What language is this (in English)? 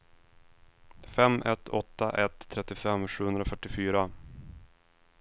Swedish